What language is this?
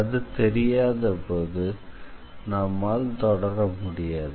Tamil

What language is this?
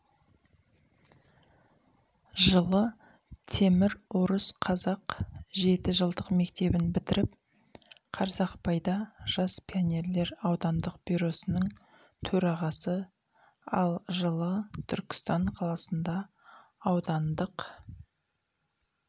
Kazakh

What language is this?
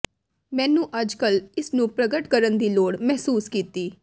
Punjabi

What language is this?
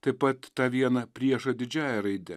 Lithuanian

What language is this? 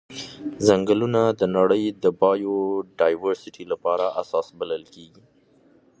Pashto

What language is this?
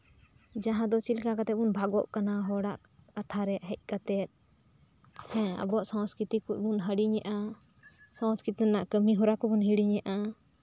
Santali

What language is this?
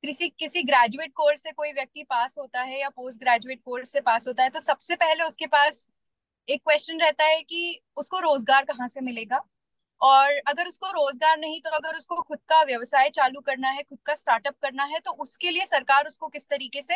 Hindi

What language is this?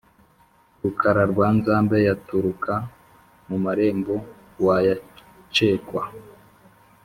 Kinyarwanda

